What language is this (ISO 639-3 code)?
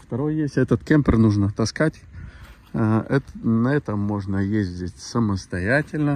rus